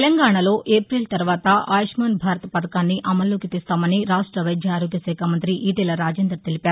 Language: Telugu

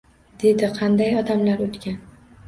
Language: Uzbek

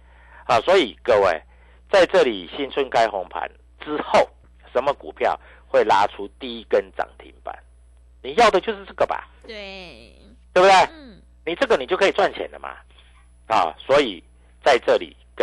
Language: Chinese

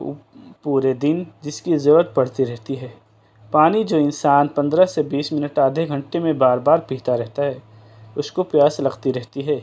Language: Urdu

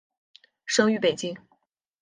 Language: Chinese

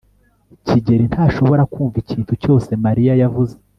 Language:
Kinyarwanda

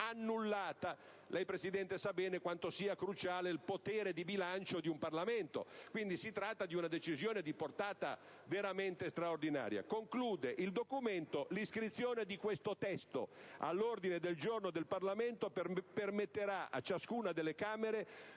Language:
Italian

